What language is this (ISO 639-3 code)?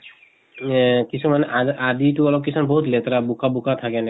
asm